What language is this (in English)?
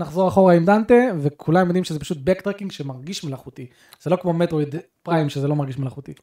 Hebrew